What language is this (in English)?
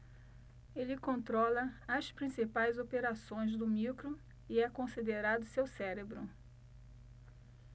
Portuguese